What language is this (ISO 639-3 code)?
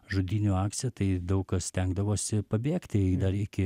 lit